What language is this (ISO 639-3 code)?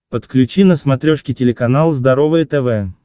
rus